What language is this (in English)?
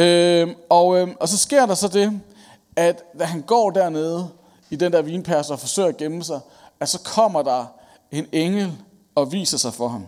Danish